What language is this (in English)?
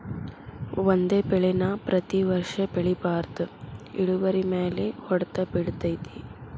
Kannada